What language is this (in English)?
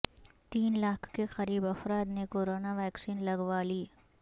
Urdu